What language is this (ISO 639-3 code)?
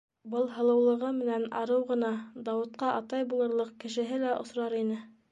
bak